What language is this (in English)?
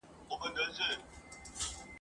Pashto